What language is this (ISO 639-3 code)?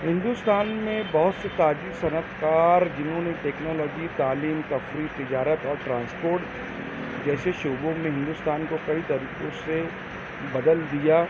urd